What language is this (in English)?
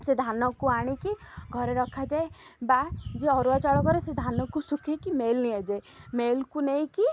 Odia